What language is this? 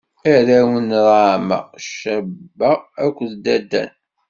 Kabyle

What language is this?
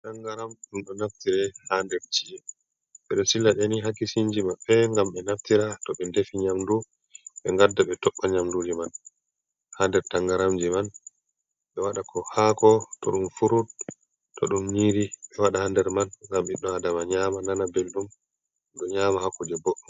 Fula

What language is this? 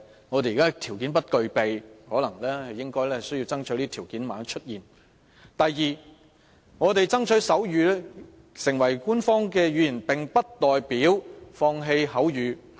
Cantonese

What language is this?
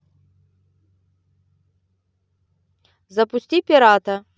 Russian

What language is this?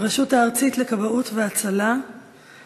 Hebrew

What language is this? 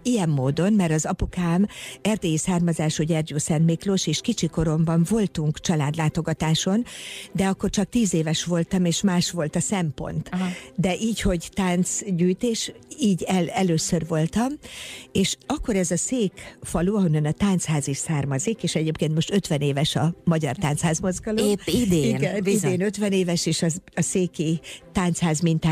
Hungarian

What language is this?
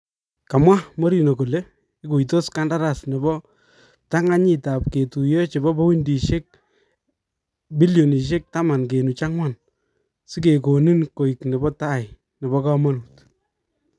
Kalenjin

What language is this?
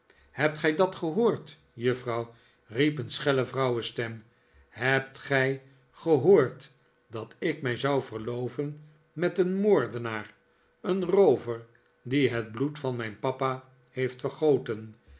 Dutch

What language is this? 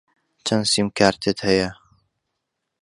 Central Kurdish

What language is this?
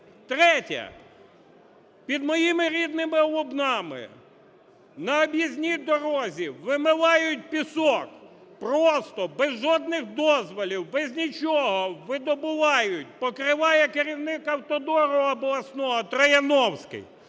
Ukrainian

